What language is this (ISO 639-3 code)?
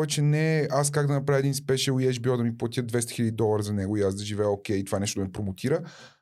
bul